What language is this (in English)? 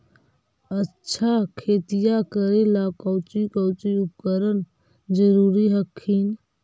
Magahi